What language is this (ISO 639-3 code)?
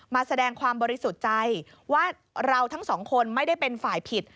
tha